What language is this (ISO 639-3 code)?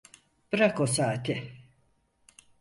tur